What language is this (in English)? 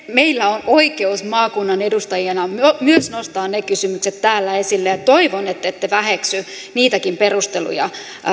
Finnish